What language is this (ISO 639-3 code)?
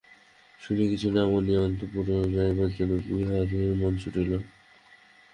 ben